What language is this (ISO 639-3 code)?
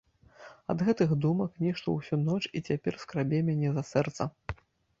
bel